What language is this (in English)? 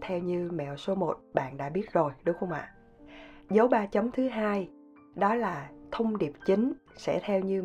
Vietnamese